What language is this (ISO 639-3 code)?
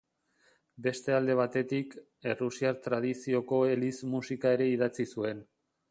eus